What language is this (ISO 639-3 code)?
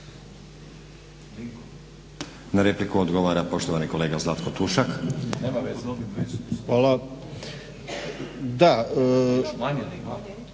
hrv